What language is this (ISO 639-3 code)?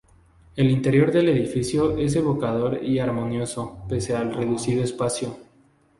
spa